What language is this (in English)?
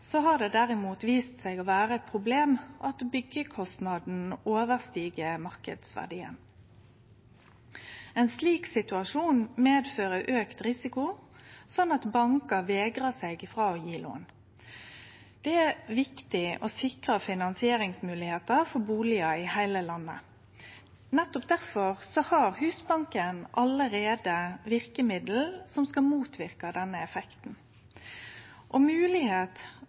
Norwegian Nynorsk